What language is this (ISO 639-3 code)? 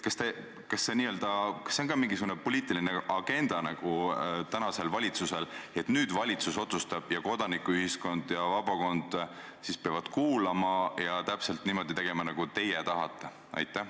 est